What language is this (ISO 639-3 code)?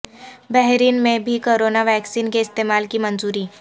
urd